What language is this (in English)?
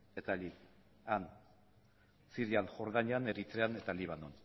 Basque